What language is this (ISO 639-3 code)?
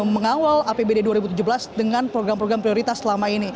ind